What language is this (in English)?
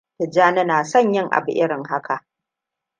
Hausa